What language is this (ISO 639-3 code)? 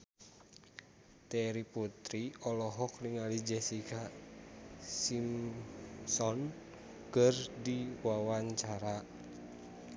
sun